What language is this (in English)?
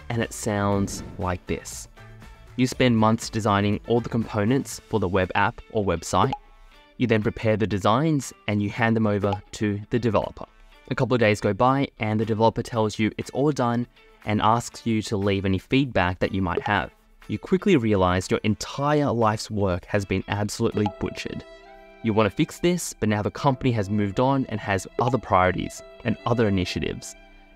English